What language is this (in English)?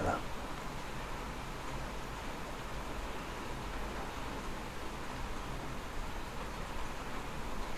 Chinese